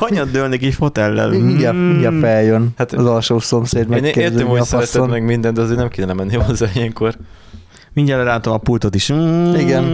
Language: Hungarian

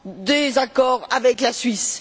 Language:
French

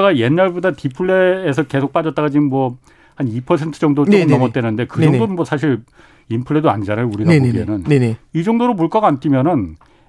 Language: Korean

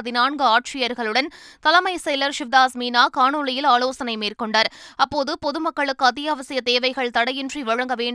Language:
Tamil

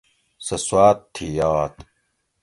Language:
Gawri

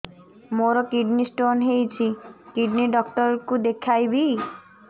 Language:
Odia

